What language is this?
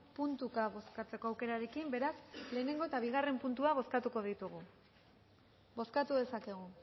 Basque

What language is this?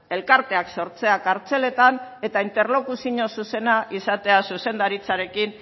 Basque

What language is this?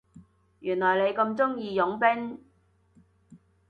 Cantonese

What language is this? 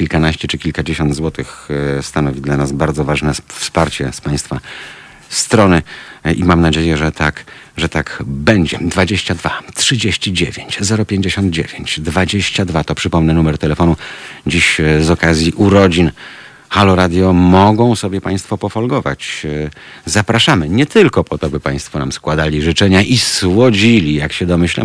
Polish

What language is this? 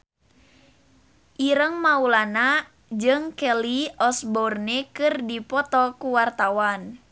Sundanese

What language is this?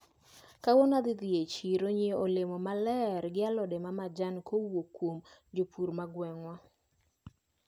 Luo (Kenya and Tanzania)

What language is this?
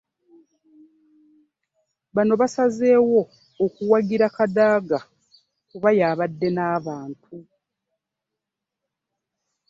Ganda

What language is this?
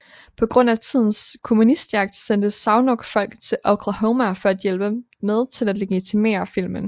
Danish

